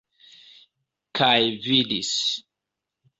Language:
Esperanto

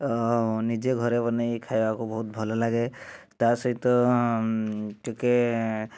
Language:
Odia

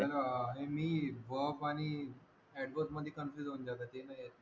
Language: Marathi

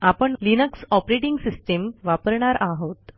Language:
Marathi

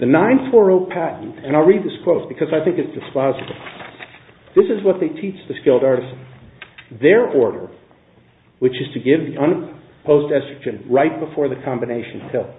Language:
English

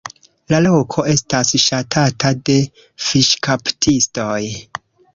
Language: Esperanto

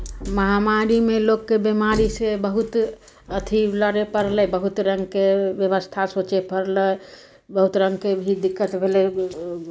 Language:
Maithili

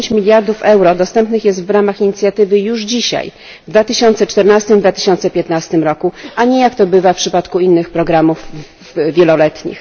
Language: Polish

